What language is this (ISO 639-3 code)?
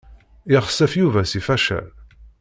kab